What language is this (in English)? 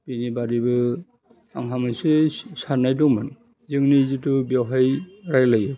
Bodo